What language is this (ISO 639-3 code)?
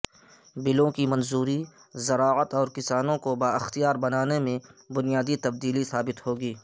urd